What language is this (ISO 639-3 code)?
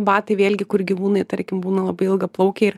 lit